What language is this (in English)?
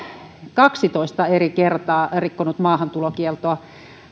Finnish